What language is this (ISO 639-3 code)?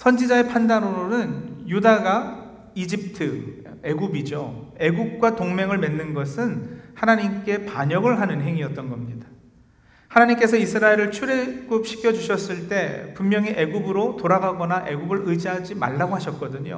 kor